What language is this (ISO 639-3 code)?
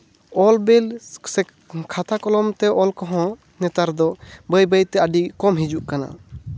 sat